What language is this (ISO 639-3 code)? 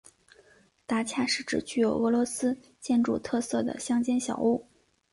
zho